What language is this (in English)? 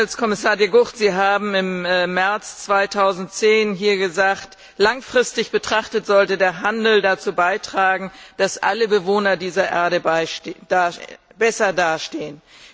German